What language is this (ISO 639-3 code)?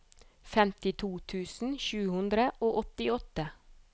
nor